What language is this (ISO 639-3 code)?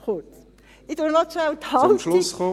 gsw